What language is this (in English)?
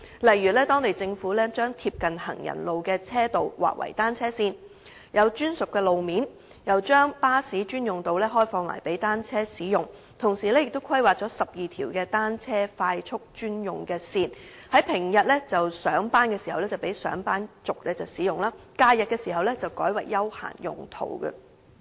Cantonese